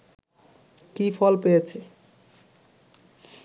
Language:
Bangla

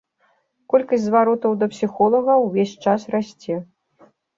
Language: Belarusian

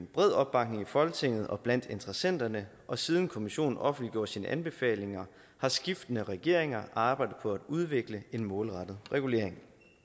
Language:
Danish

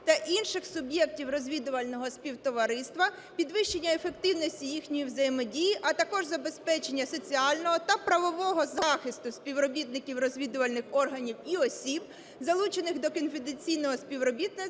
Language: Ukrainian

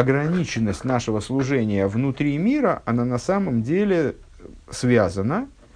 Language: Russian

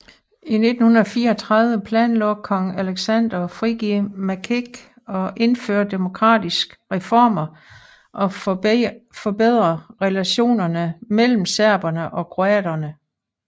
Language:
Danish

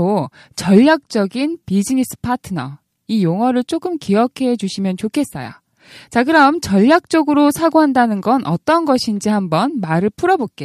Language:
Korean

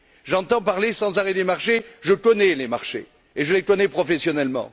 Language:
French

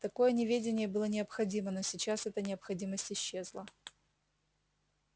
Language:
Russian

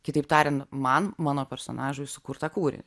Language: Lithuanian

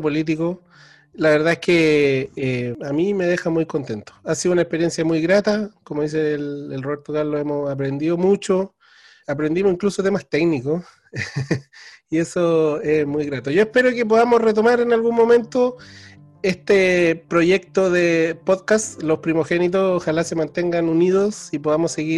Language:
Spanish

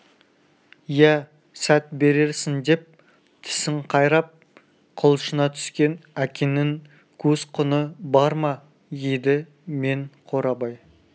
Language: Kazakh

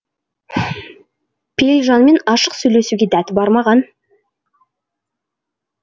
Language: Kazakh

